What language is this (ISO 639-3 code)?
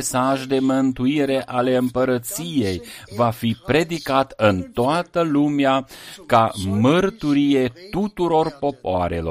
ron